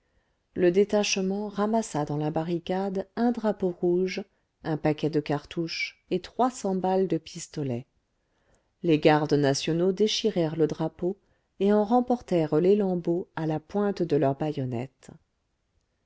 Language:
French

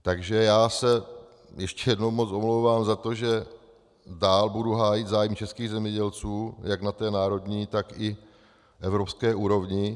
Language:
Czech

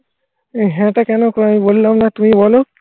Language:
Bangla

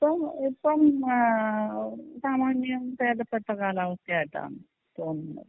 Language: Malayalam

